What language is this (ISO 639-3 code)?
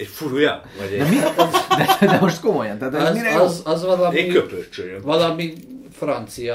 hun